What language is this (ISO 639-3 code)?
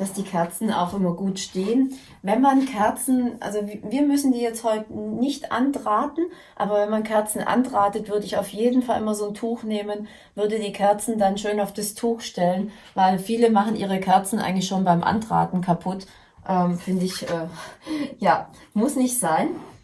deu